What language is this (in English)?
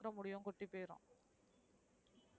Tamil